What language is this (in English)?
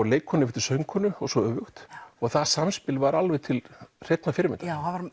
Icelandic